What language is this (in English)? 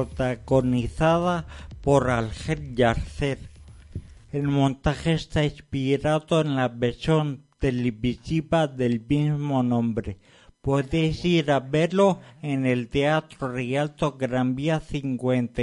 Spanish